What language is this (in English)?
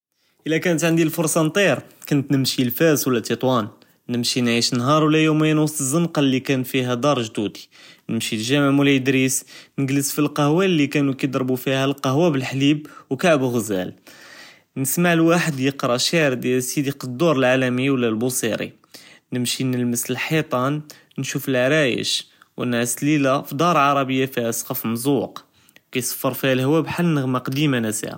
Judeo-Arabic